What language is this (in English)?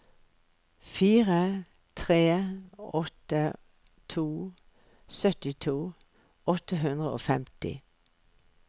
Norwegian